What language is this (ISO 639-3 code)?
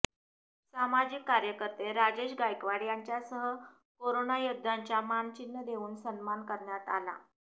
mar